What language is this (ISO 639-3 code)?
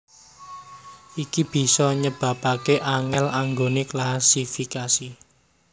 jav